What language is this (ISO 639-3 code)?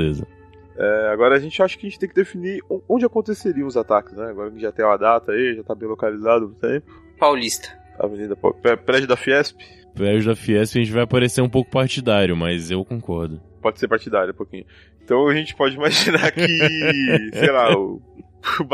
por